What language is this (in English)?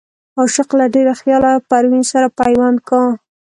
Pashto